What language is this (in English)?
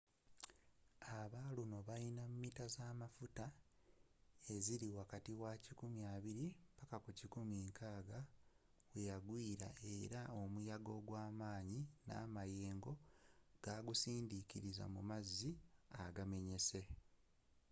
Ganda